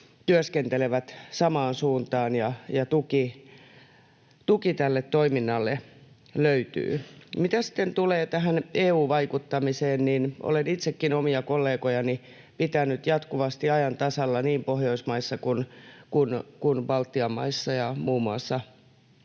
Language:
Finnish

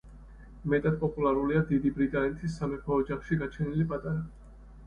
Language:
Georgian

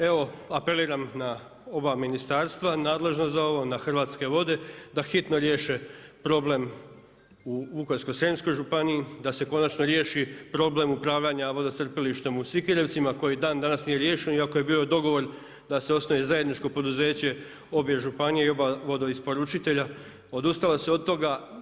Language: Croatian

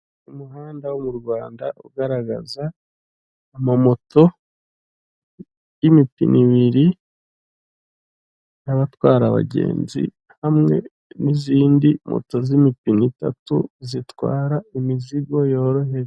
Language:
Kinyarwanda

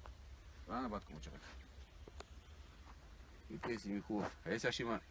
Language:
Bulgarian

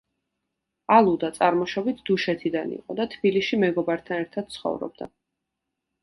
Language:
Georgian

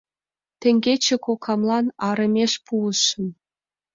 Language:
Mari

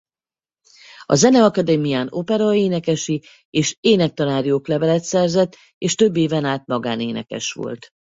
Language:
Hungarian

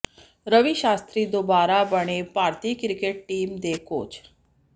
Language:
Punjabi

